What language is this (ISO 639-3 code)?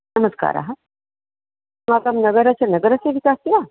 san